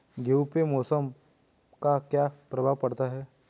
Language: Hindi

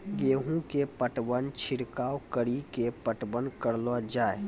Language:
Maithili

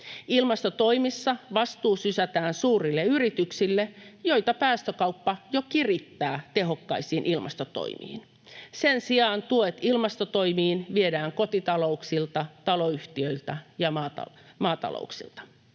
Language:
Finnish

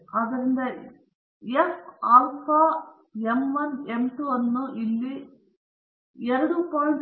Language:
Kannada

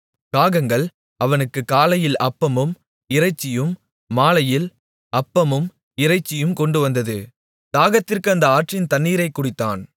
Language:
Tamil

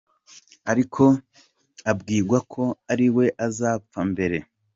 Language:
Kinyarwanda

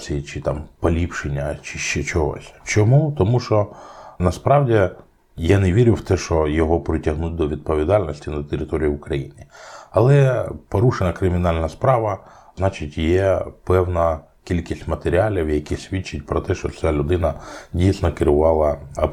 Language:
Ukrainian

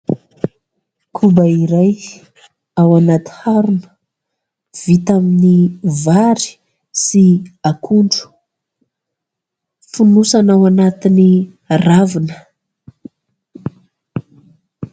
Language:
Malagasy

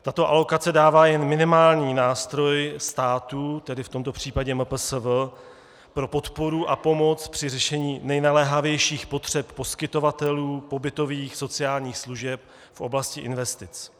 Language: Czech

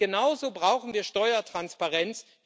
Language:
German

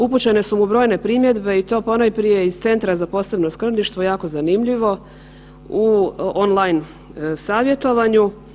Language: Croatian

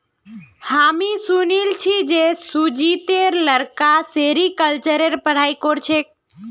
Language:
Magahi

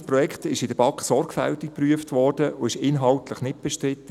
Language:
Swiss German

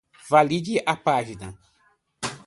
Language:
Portuguese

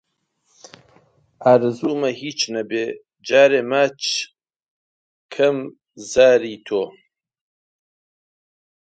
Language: Central Kurdish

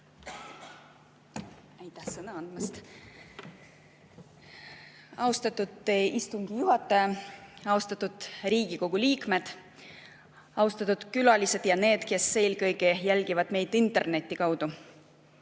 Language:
Estonian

